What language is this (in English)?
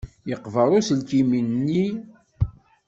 Kabyle